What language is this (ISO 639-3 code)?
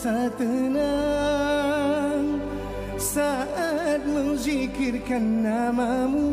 msa